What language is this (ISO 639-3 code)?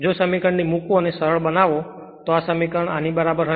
guj